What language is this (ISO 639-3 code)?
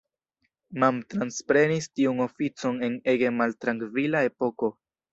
epo